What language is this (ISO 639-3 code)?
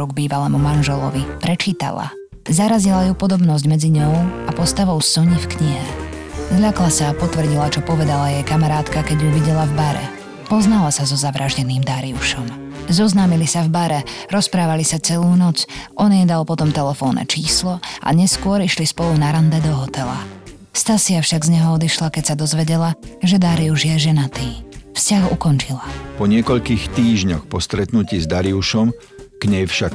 slk